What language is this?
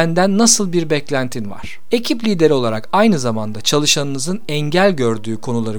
Turkish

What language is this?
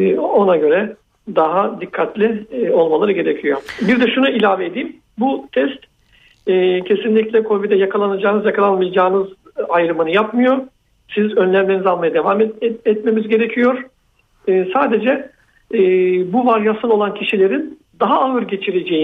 Turkish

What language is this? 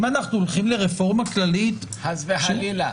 Hebrew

